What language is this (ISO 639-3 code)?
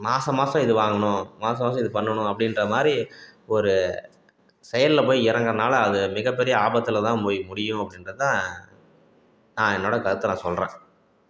tam